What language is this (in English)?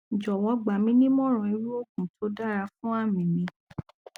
Yoruba